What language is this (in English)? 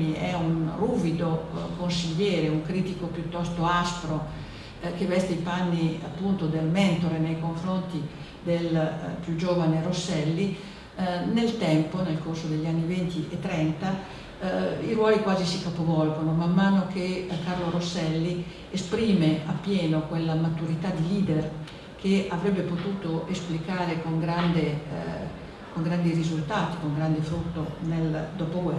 Italian